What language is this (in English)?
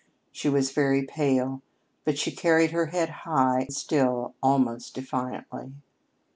English